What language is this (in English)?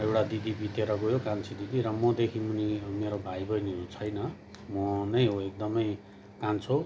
Nepali